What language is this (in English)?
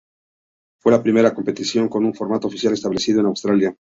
Spanish